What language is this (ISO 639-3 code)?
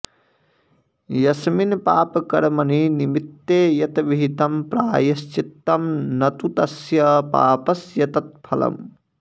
san